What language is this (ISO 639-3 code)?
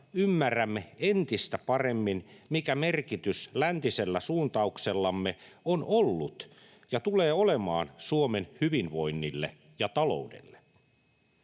fin